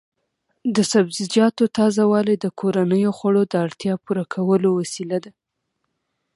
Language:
Pashto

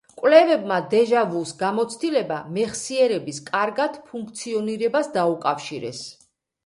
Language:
Georgian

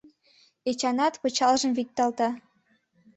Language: Mari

